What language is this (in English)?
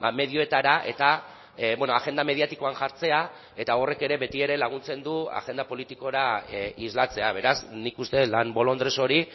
Basque